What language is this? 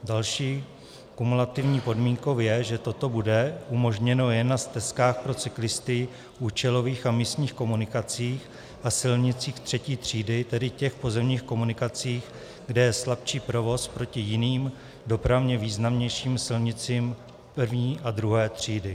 Czech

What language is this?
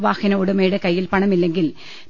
Malayalam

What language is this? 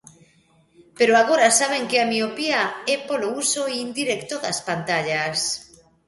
Galician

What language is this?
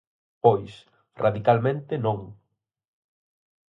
Galician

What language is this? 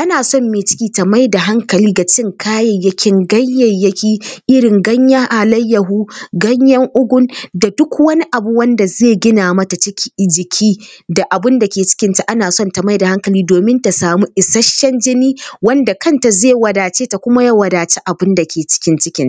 Hausa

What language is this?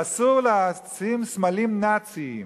Hebrew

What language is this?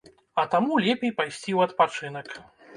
Belarusian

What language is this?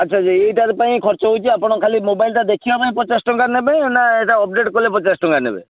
Odia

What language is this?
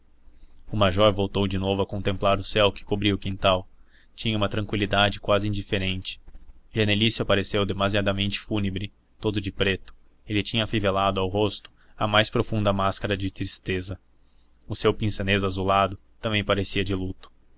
Portuguese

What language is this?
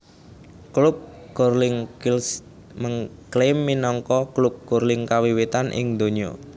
Javanese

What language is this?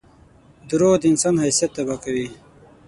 Pashto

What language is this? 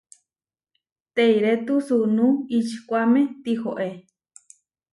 Huarijio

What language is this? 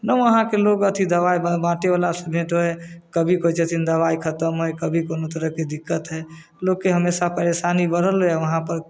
Maithili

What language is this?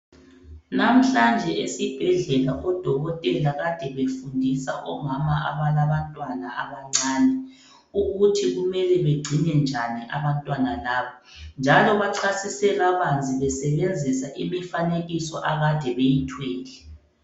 North Ndebele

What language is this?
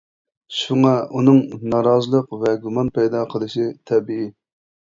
Uyghur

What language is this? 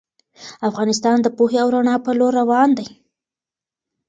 Pashto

